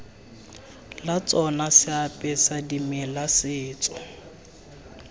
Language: Tswana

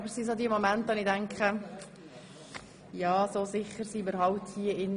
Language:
Swiss German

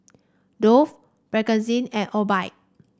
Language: English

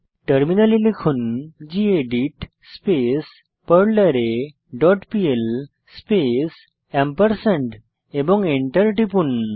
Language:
Bangla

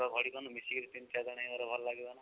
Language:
Odia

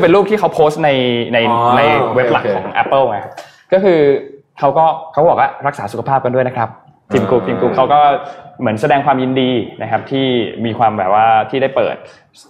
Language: Thai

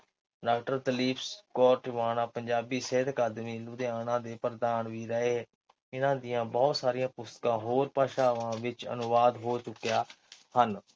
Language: Punjabi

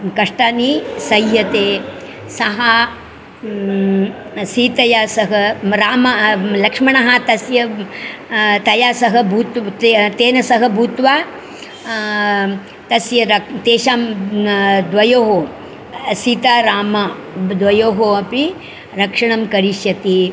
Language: Sanskrit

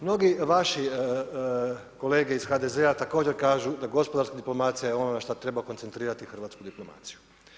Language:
Croatian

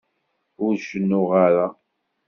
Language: Kabyle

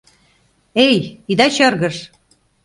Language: Mari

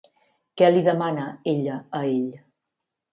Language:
Catalan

